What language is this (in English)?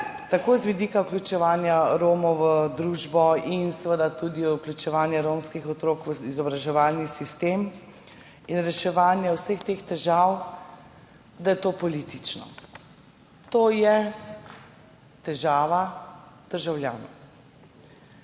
Slovenian